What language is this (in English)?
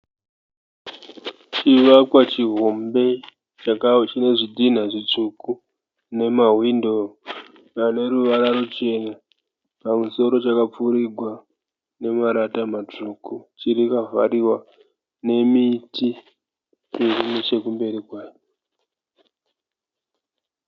Shona